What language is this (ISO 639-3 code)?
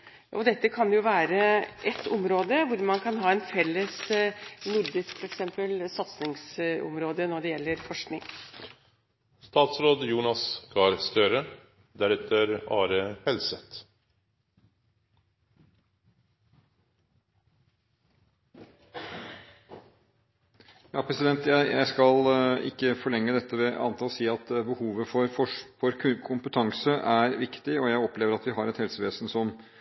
nob